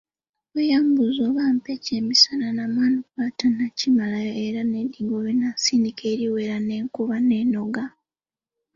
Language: Ganda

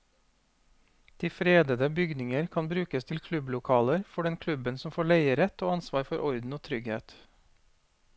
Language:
Norwegian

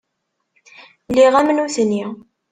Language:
Kabyle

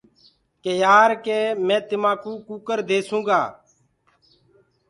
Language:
Gurgula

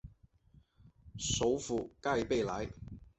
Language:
Chinese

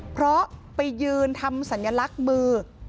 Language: Thai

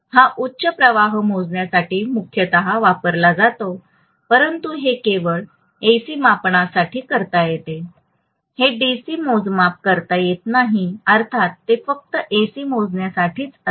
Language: Marathi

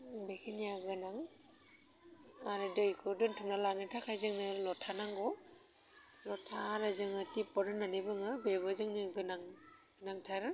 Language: Bodo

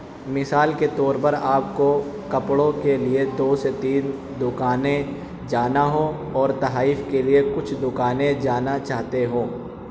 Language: Urdu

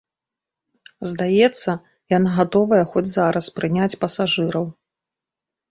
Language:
Belarusian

